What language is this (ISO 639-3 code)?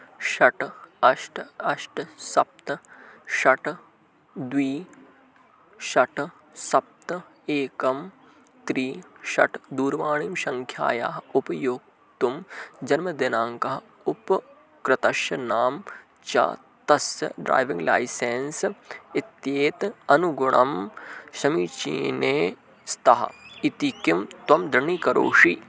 san